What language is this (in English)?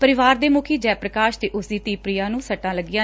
Punjabi